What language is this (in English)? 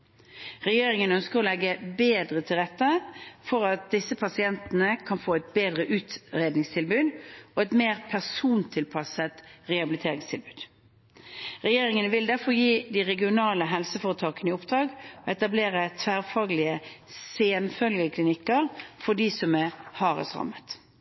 Norwegian Bokmål